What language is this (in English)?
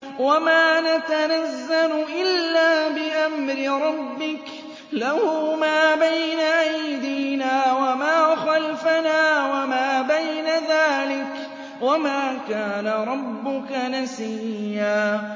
Arabic